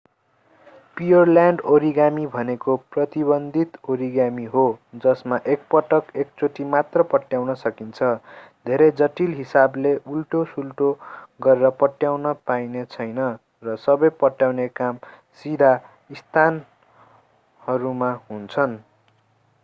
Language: Nepali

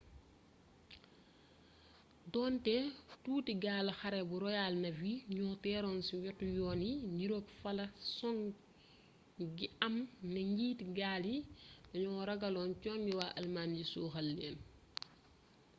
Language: Wolof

